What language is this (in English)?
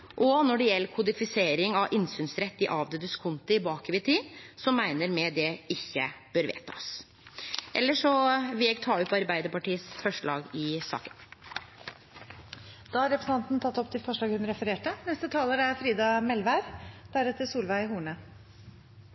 Norwegian